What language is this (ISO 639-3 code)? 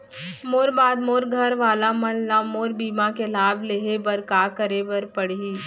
hne